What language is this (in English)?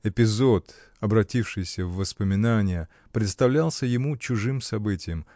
Russian